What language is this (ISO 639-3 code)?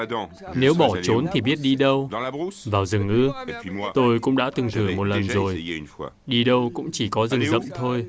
vie